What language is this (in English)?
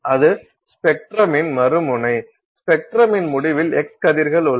Tamil